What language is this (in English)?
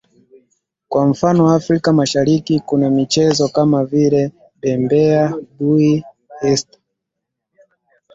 Swahili